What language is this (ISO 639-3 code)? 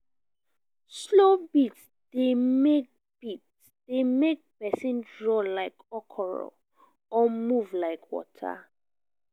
pcm